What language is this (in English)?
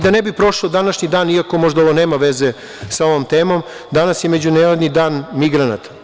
Serbian